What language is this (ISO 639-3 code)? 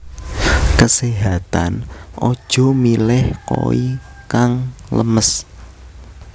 jav